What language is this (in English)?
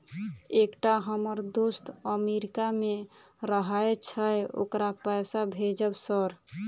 Maithili